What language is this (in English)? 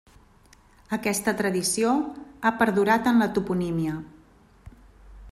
Catalan